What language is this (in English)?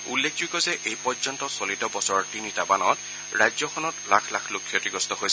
Assamese